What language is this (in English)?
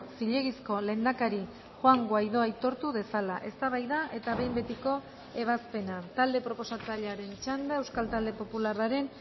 Basque